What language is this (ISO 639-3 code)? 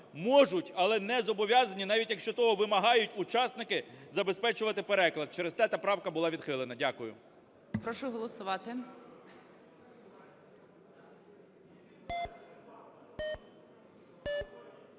ukr